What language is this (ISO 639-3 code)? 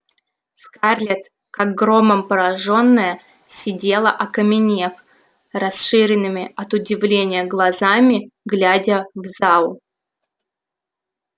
rus